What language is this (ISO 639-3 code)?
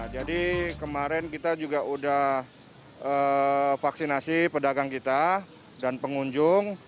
ind